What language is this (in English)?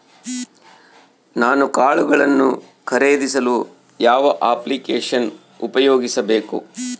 Kannada